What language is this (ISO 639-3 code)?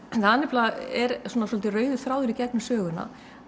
isl